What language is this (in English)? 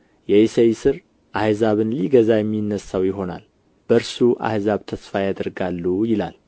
Amharic